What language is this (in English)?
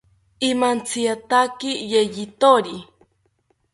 South Ucayali Ashéninka